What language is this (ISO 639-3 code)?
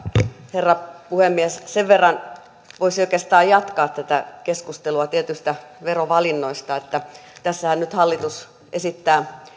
fin